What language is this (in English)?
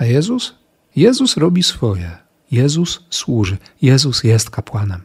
Polish